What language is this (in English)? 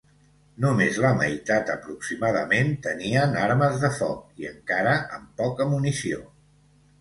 Catalan